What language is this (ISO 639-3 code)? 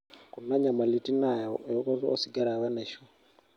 mas